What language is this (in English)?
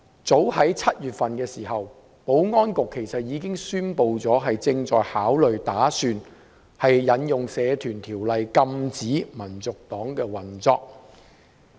Cantonese